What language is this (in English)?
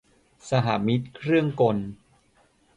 Thai